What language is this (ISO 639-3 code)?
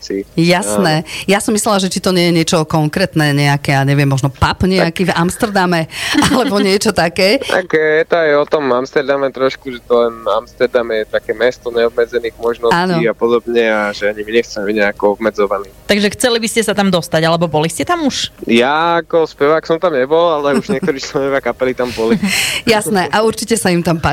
slk